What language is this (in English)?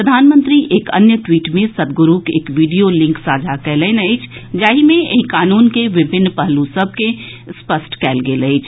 Maithili